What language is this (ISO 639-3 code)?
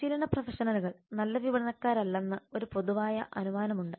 mal